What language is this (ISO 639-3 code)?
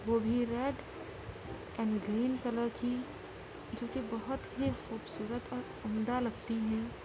urd